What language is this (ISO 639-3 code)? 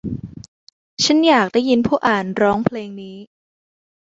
tha